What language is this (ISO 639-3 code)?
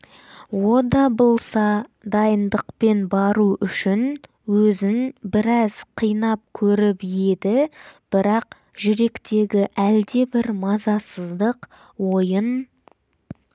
kaz